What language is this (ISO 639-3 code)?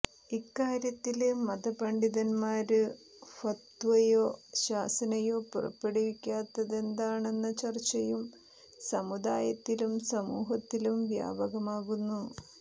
mal